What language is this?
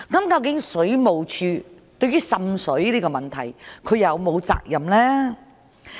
Cantonese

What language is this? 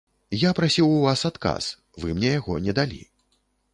Belarusian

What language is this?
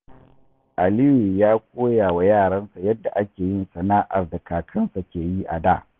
Hausa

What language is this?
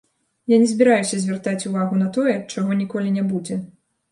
Belarusian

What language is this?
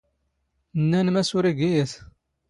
Standard Moroccan Tamazight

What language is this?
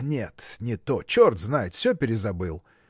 Russian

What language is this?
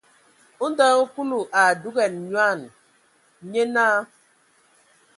Ewondo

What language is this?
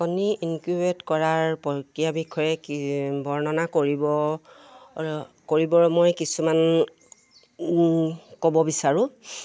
Assamese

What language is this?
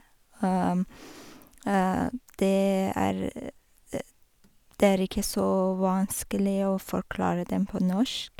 Norwegian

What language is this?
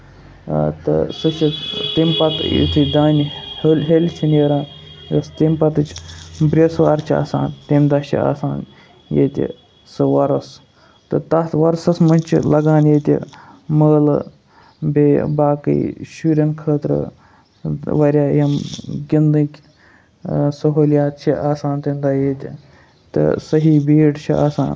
Kashmiri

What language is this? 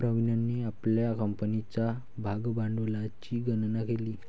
Marathi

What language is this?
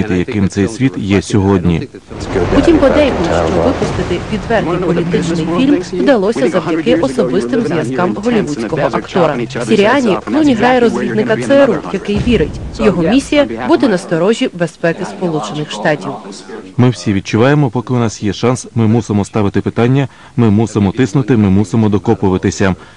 Ukrainian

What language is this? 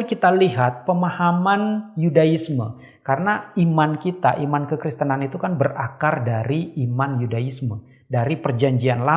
Indonesian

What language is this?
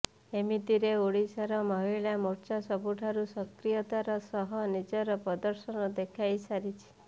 Odia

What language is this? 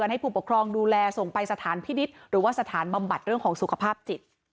Thai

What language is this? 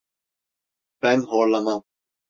Turkish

